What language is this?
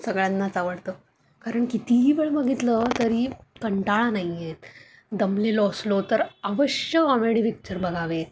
Marathi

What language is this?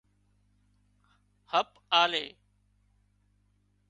Wadiyara Koli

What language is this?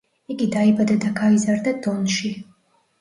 Georgian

